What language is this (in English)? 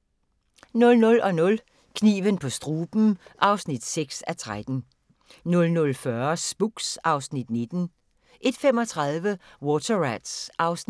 Danish